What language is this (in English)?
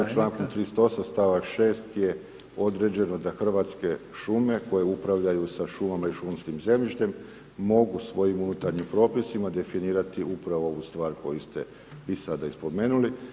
Croatian